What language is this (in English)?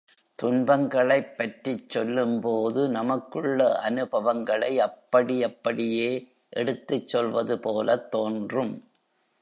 Tamil